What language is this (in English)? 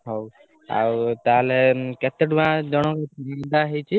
Odia